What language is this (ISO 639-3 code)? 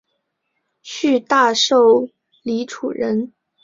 zho